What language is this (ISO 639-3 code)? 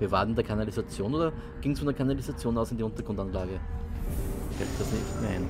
deu